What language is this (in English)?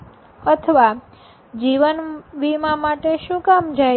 Gujarati